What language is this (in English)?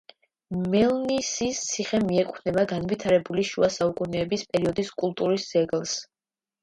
Georgian